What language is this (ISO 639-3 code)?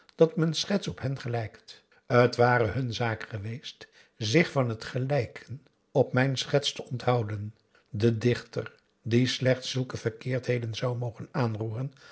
nld